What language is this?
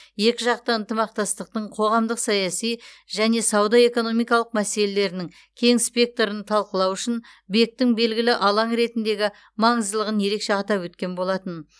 Kazakh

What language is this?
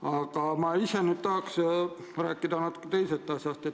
Estonian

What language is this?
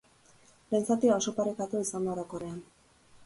Basque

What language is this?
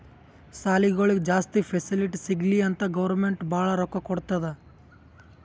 Kannada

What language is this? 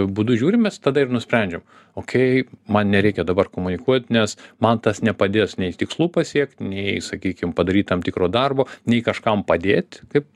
Lithuanian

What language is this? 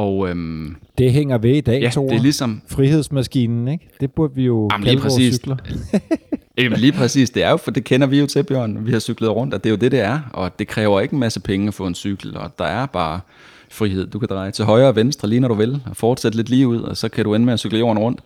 Danish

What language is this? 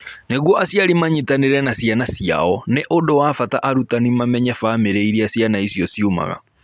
Kikuyu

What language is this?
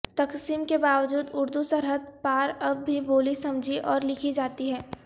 Urdu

